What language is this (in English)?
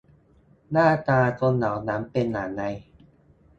Thai